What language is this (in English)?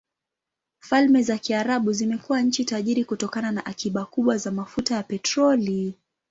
Swahili